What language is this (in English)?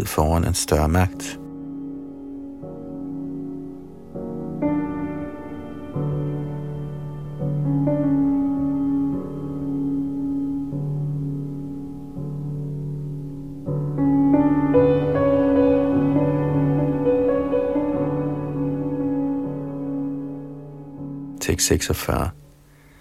Danish